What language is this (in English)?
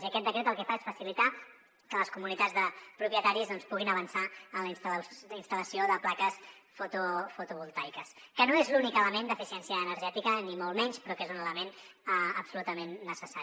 Catalan